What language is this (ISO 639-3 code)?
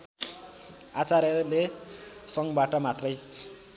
nep